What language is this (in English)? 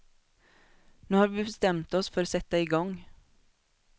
Swedish